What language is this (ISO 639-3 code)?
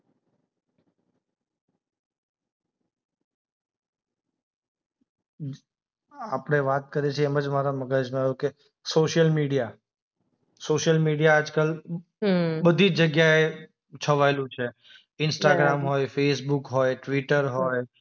guj